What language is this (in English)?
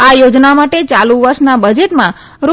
Gujarati